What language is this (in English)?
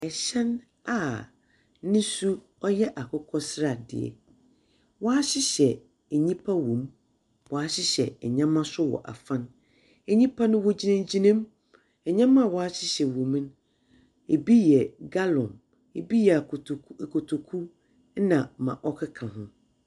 Akan